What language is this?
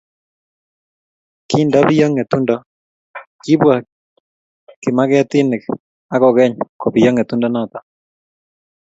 Kalenjin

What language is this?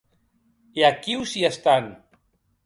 Occitan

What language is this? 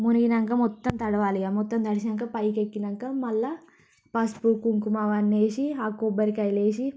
Telugu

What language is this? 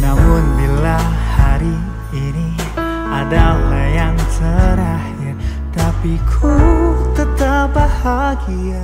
Arabic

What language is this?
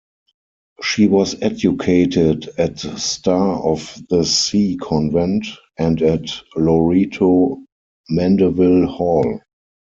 English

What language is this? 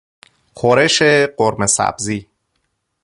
Persian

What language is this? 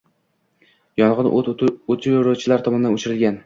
Uzbek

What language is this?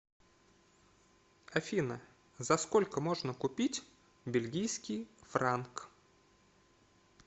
Russian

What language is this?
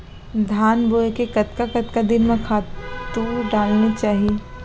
Chhattisgarhi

